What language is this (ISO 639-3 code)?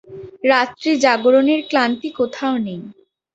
ben